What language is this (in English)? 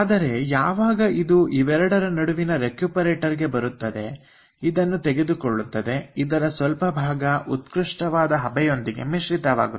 Kannada